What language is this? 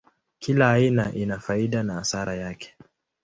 Swahili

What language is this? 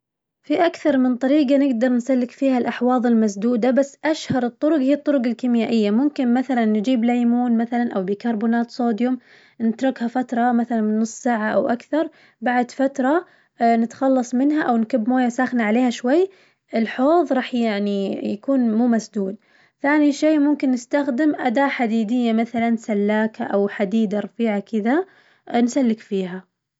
Najdi Arabic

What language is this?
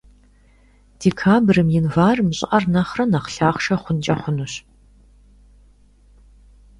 Kabardian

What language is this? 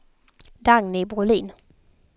Swedish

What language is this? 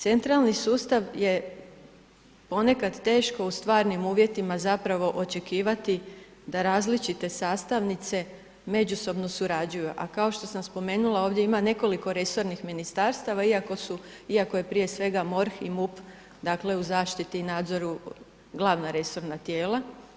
Croatian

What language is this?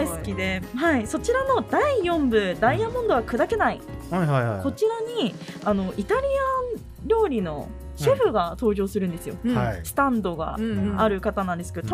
Japanese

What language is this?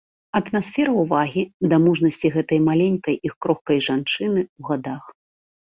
Belarusian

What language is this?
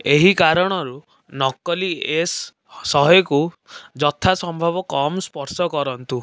Odia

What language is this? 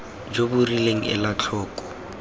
Tswana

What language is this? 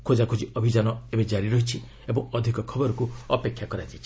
Odia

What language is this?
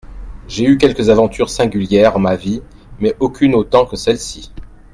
French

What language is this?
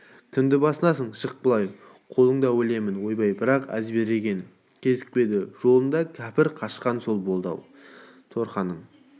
Kazakh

